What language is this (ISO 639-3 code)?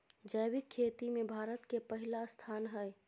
mai